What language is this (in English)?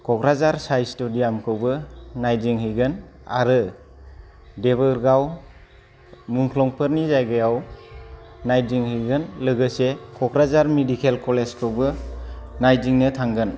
Bodo